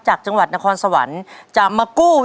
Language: Thai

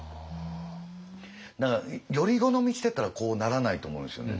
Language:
Japanese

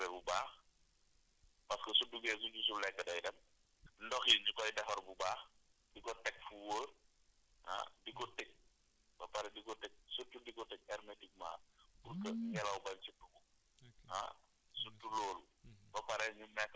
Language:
Wolof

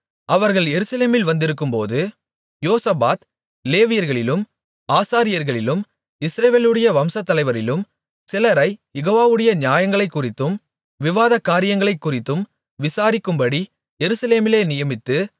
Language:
Tamil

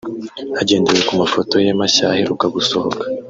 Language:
Kinyarwanda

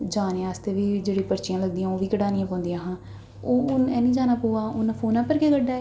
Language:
Dogri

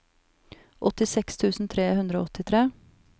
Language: Norwegian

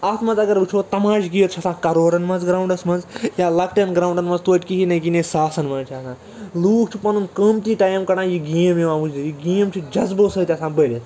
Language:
Kashmiri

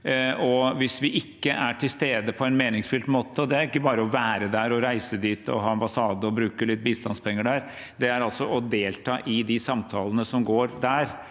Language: Norwegian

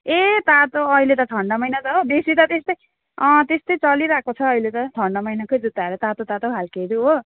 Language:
Nepali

